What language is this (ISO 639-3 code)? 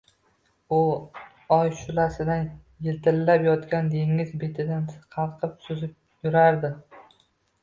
uzb